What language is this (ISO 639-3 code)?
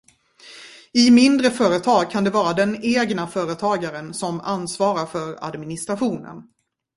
swe